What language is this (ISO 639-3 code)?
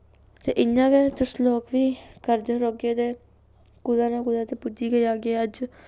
doi